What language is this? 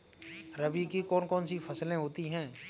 Hindi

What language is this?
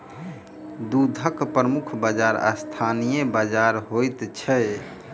Maithili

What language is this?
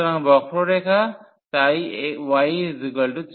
Bangla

